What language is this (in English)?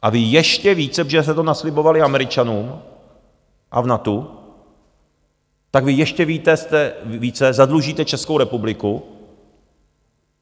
Czech